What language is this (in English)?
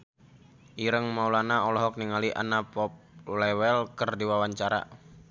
Sundanese